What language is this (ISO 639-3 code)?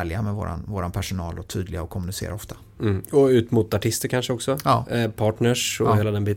swe